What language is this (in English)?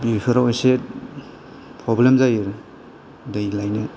Bodo